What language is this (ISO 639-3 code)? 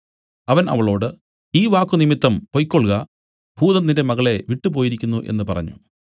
mal